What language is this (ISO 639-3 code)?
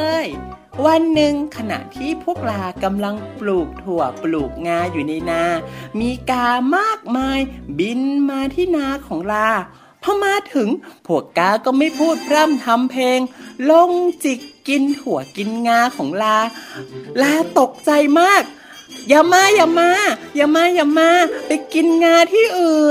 tha